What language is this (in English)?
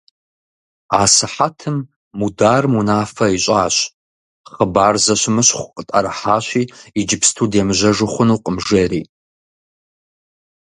Kabardian